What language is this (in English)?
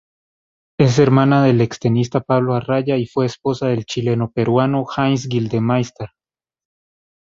Spanish